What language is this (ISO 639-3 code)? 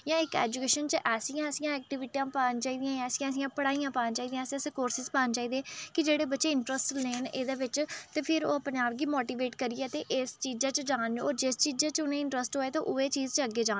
doi